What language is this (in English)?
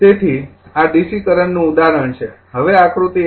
Gujarati